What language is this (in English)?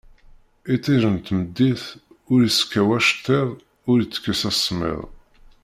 Kabyle